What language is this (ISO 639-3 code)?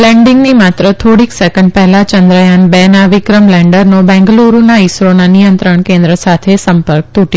guj